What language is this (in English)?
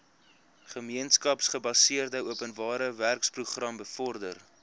Afrikaans